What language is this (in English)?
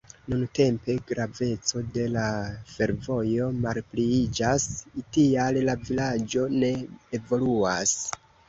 Esperanto